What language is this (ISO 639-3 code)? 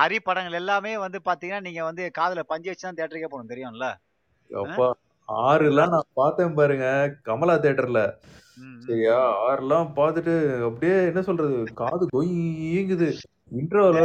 tam